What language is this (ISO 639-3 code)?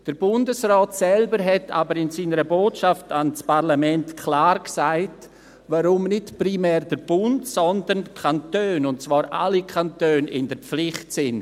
gsw